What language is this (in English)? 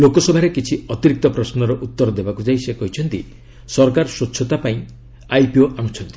Odia